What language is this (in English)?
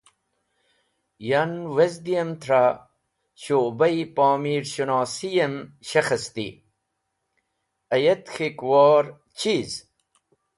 Wakhi